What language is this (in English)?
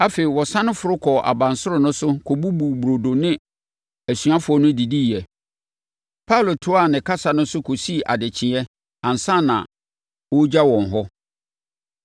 Akan